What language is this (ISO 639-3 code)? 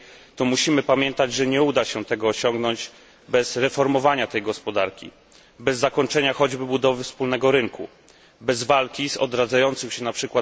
pol